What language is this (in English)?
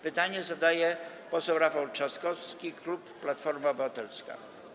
Polish